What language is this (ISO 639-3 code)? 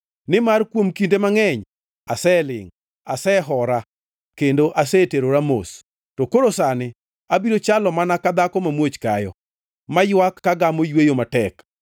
luo